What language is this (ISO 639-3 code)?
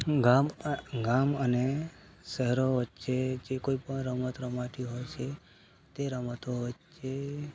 guj